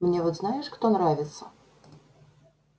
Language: Russian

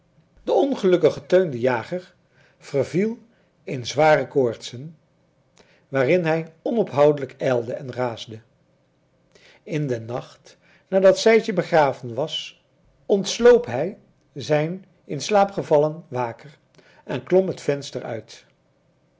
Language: Dutch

